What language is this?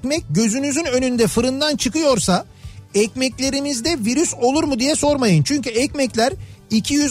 Turkish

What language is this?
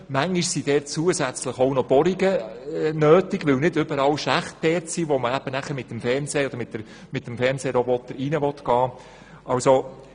Swiss German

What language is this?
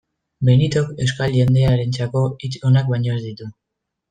Basque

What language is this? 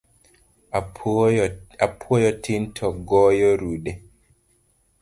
Luo (Kenya and Tanzania)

